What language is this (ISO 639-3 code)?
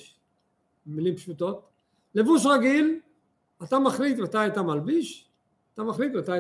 heb